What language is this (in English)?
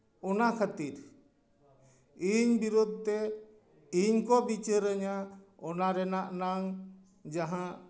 Santali